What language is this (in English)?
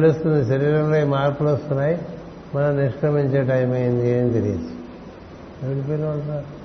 Telugu